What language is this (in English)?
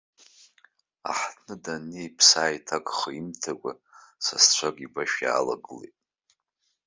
Abkhazian